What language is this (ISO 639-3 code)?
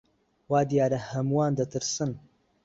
ckb